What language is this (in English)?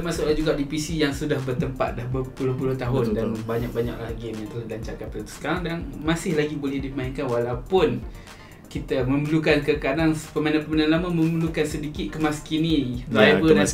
Malay